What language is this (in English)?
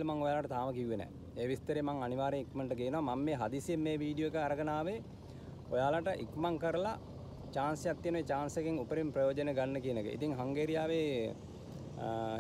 Indonesian